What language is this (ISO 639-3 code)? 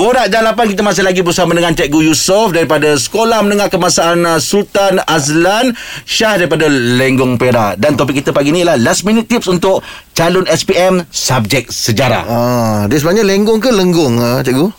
msa